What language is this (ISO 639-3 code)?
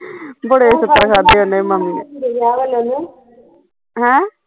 pan